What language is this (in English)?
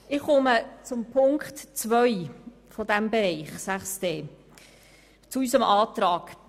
Swiss German